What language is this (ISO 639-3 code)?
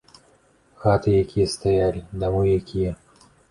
bel